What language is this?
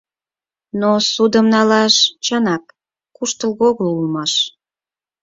Mari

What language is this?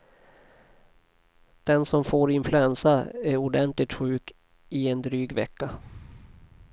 Swedish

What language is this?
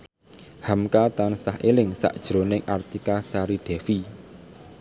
Javanese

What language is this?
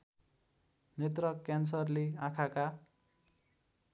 Nepali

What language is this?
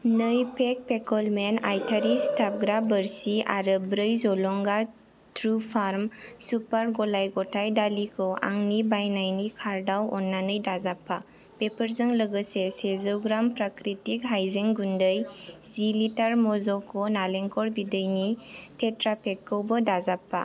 Bodo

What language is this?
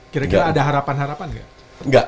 Indonesian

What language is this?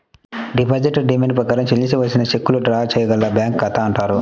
Telugu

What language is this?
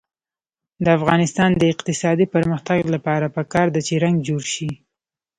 Pashto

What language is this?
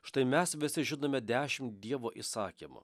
Lithuanian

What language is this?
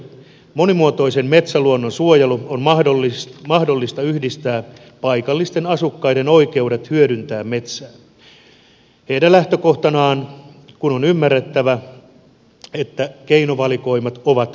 Finnish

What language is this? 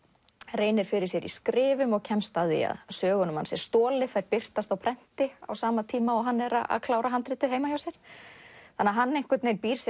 Icelandic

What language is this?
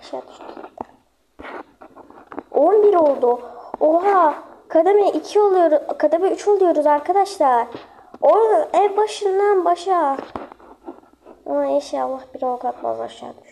Turkish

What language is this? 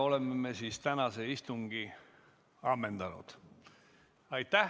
Estonian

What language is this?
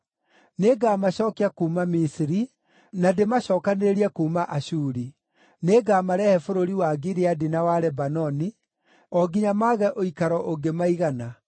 Kikuyu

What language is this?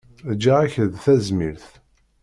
Kabyle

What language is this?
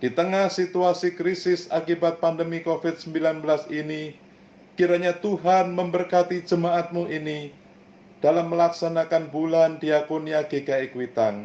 Indonesian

